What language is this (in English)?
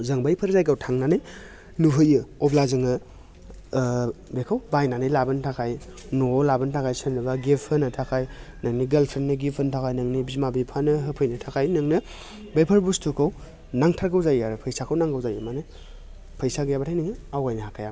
Bodo